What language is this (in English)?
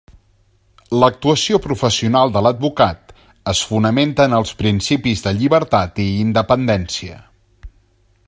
Catalan